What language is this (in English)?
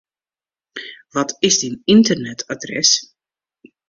Western Frisian